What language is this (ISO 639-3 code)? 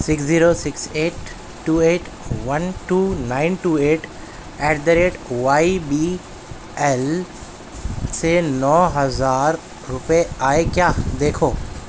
urd